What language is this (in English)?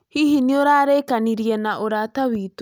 Kikuyu